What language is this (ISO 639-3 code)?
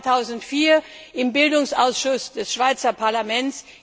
deu